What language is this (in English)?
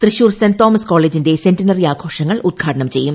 Malayalam